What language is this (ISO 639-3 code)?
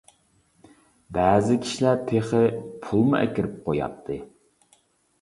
uig